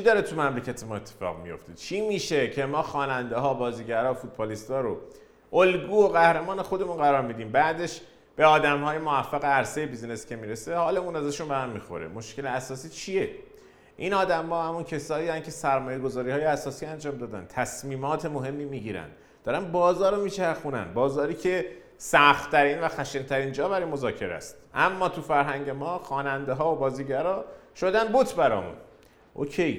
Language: Persian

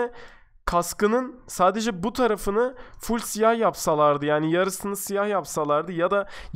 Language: Turkish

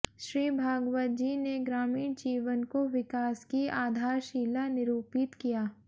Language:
Hindi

